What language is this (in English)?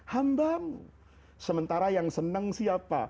Indonesian